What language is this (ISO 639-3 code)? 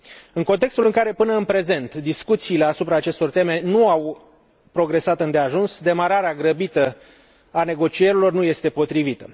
ron